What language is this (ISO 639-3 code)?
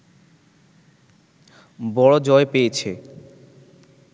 ben